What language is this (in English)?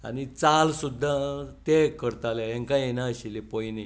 Konkani